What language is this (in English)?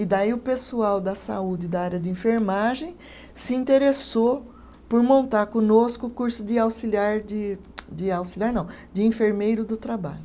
Portuguese